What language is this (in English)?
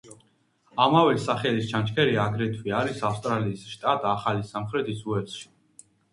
Georgian